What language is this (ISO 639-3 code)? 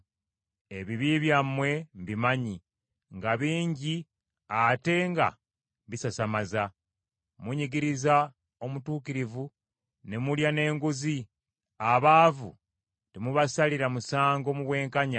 lug